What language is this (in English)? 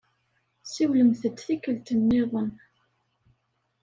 Kabyle